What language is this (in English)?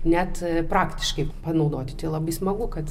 Lithuanian